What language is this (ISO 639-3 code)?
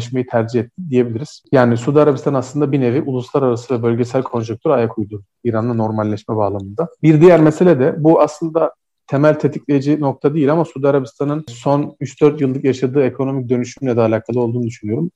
tur